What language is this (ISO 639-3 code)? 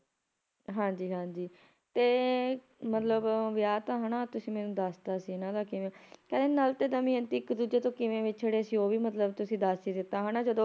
pan